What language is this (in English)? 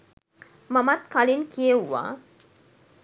Sinhala